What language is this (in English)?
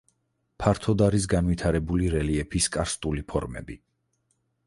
Georgian